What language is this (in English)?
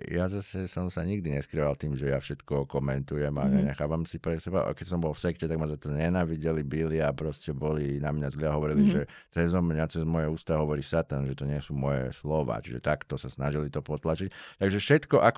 Slovak